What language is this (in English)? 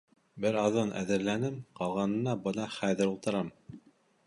Bashkir